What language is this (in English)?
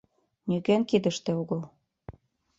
Mari